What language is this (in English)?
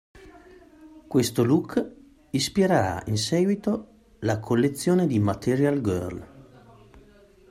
Italian